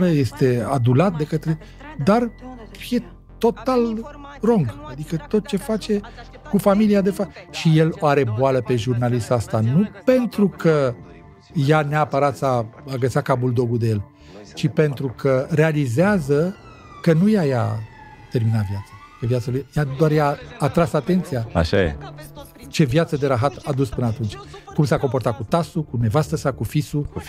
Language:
Romanian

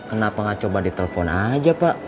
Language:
Indonesian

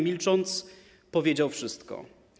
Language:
Polish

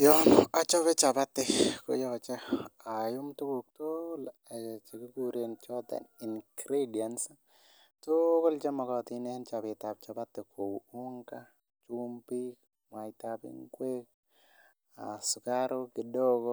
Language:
Kalenjin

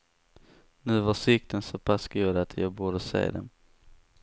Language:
Swedish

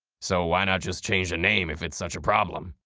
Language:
English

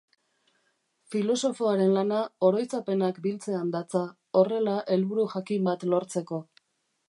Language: Basque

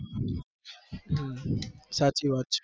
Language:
Gujarati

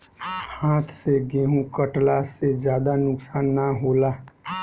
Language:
Bhojpuri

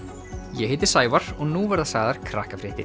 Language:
Icelandic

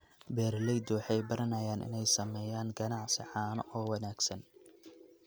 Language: Somali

